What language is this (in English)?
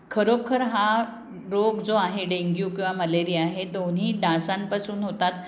Marathi